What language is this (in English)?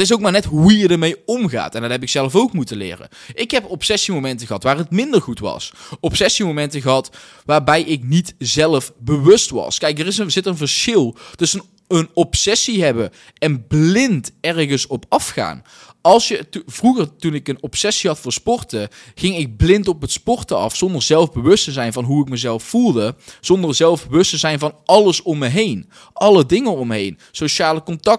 Dutch